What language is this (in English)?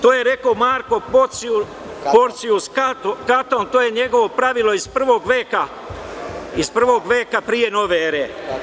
Serbian